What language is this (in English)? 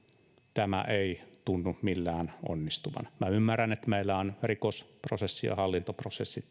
Finnish